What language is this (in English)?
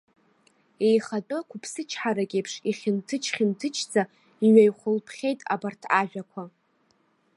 Abkhazian